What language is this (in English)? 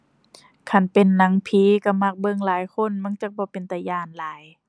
Thai